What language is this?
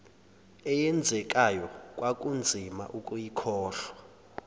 Zulu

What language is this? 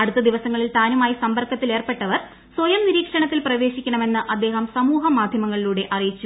Malayalam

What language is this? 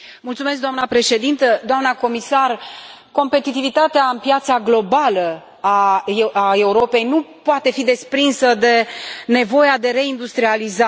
Romanian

